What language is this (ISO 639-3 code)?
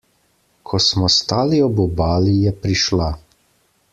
slv